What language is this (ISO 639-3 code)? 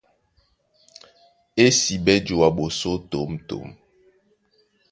dua